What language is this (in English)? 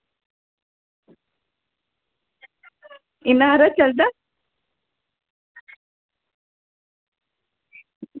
Dogri